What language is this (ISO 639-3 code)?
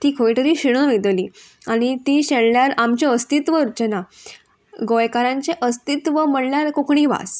kok